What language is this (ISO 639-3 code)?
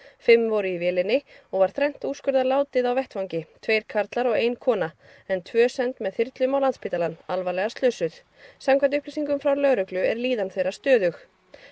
isl